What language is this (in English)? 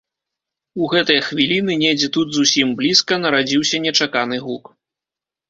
Belarusian